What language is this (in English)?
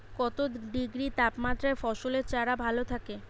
Bangla